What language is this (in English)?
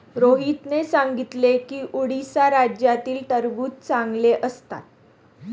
Marathi